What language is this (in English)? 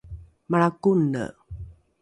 Rukai